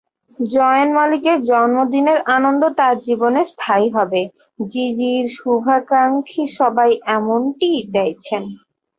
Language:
Bangla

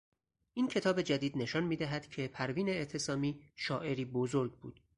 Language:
Persian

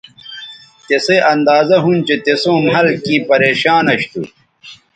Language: Bateri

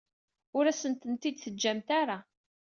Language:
Kabyle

